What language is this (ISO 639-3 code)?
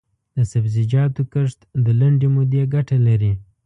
pus